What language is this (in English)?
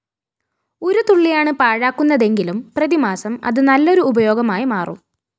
Malayalam